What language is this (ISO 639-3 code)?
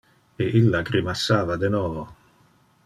ina